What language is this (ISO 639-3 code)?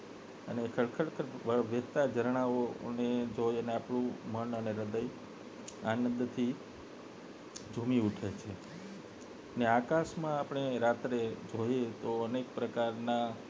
guj